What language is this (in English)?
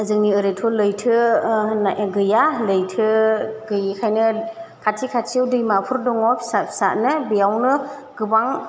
Bodo